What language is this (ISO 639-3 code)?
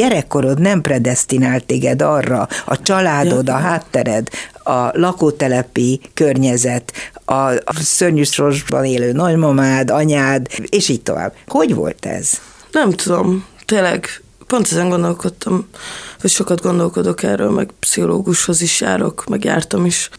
hun